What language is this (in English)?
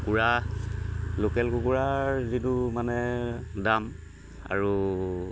Assamese